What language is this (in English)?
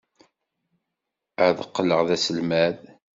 Kabyle